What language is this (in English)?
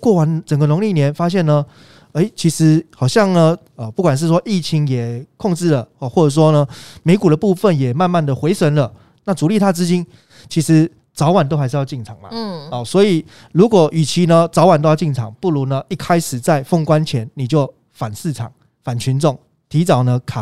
Chinese